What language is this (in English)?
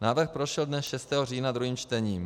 Czech